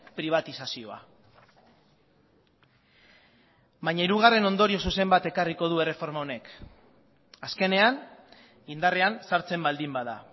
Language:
Basque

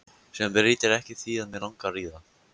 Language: Icelandic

